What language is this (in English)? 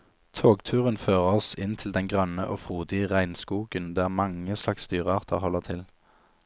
Norwegian